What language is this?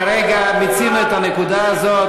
Hebrew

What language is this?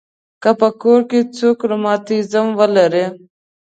Pashto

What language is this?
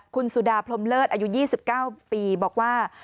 Thai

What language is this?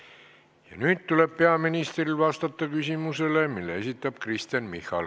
Estonian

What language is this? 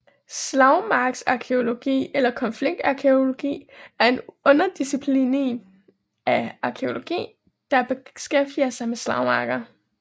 Danish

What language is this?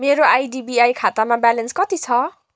Nepali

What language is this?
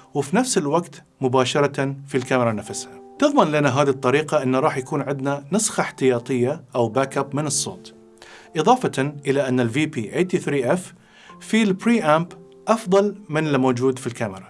Arabic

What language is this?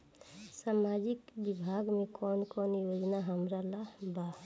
Bhojpuri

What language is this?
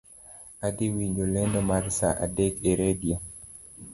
Luo (Kenya and Tanzania)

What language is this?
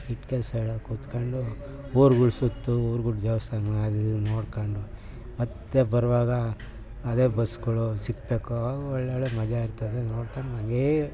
Kannada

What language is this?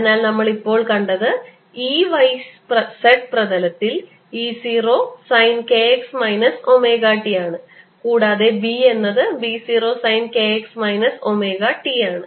Malayalam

